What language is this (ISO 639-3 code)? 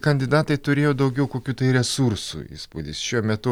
lit